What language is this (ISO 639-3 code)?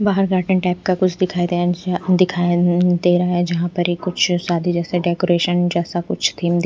hin